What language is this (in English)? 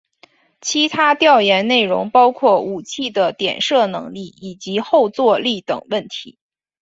Chinese